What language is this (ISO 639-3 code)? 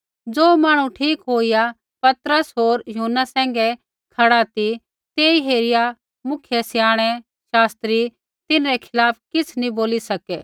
kfx